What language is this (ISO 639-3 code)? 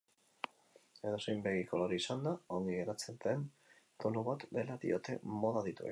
eus